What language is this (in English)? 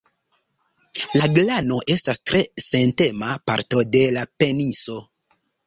Esperanto